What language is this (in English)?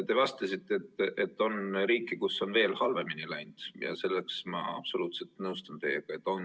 Estonian